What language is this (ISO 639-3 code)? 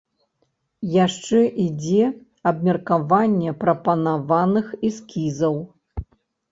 bel